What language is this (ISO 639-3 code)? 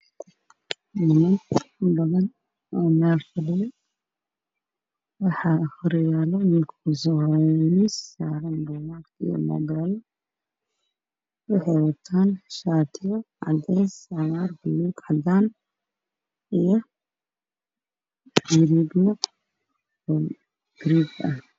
som